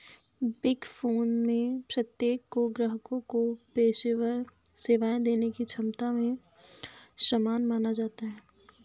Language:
Hindi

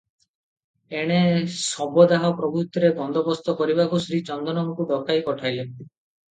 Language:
Odia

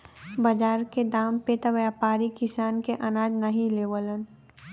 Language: Bhojpuri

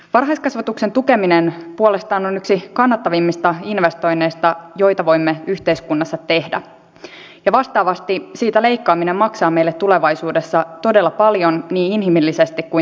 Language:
Finnish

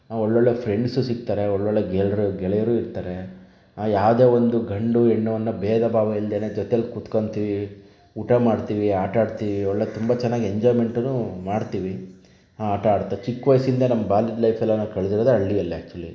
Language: Kannada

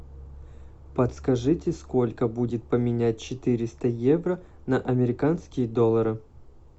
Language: Russian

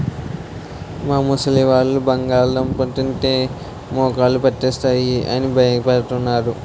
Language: Telugu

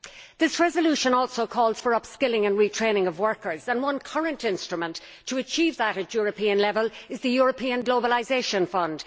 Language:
English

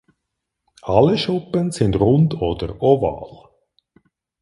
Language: German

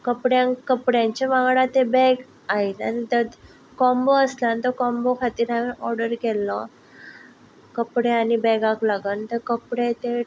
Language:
Konkani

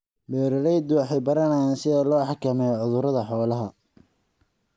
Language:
Somali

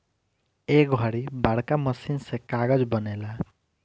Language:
Bhojpuri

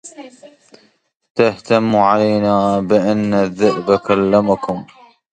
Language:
Arabic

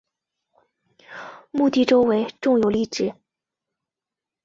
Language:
Chinese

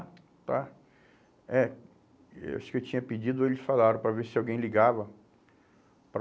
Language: Portuguese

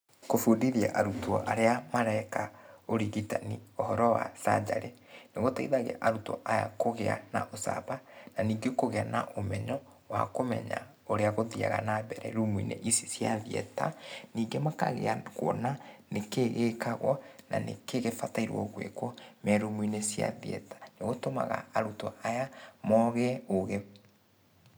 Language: Kikuyu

